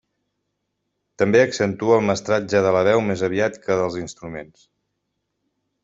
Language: Catalan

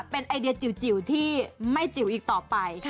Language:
Thai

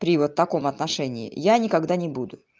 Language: Russian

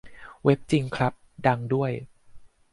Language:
Thai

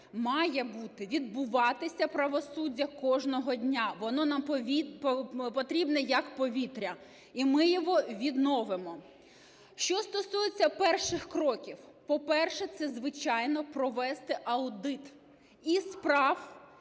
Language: Ukrainian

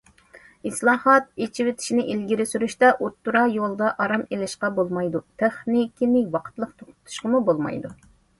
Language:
Uyghur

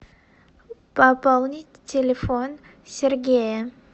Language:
Russian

